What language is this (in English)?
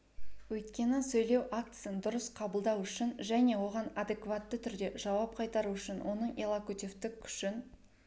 Kazakh